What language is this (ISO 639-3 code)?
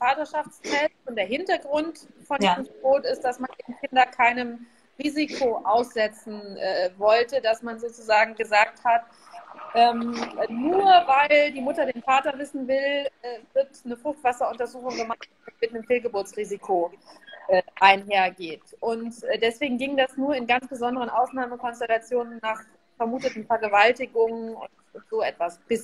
deu